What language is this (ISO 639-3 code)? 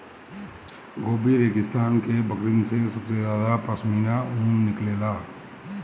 bho